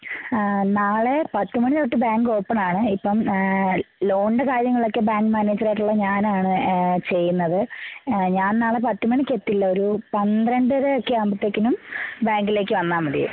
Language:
Malayalam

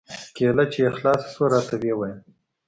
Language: Pashto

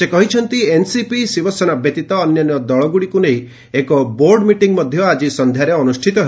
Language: Odia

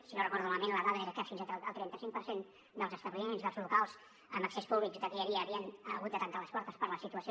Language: Catalan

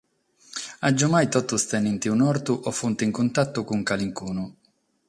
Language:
Sardinian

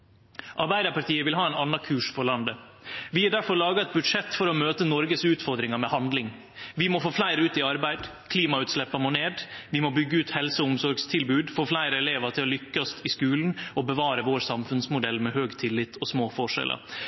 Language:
Norwegian Nynorsk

